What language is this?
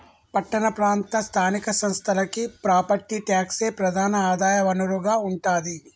Telugu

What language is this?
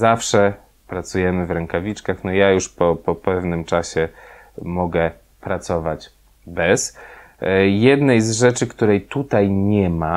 Polish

